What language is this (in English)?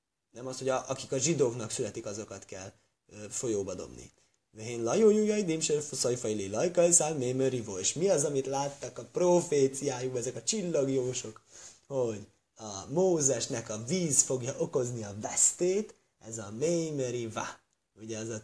Hungarian